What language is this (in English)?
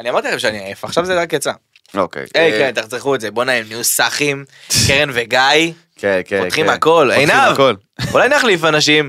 Hebrew